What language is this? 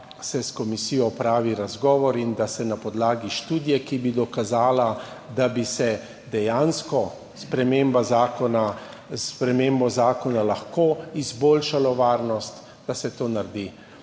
Slovenian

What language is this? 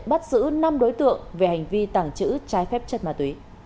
Vietnamese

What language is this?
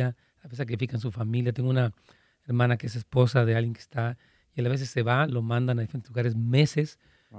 Spanish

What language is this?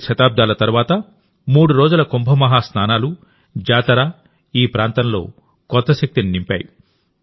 Telugu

